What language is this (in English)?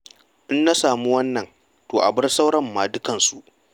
Hausa